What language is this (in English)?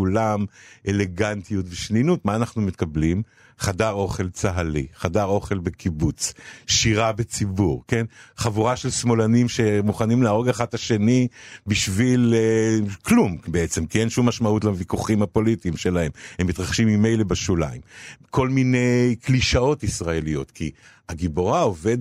Hebrew